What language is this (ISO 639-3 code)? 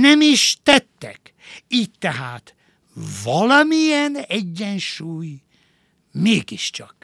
hun